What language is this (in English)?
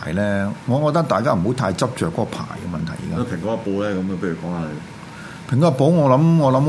Chinese